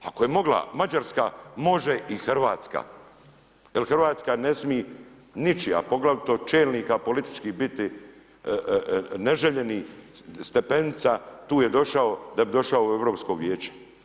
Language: Croatian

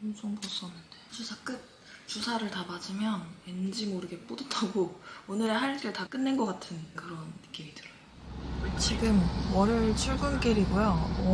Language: Korean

